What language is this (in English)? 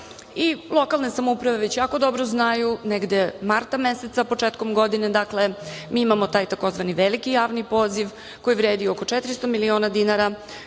Serbian